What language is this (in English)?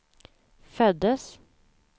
Swedish